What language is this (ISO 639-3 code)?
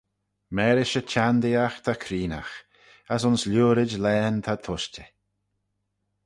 glv